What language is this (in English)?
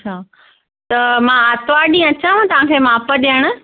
Sindhi